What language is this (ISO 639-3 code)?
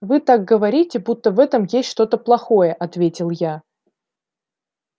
rus